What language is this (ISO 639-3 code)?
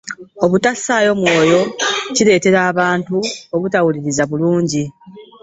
lug